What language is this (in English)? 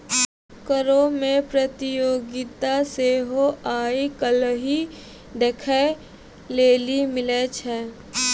Maithili